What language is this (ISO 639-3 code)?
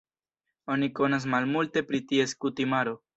epo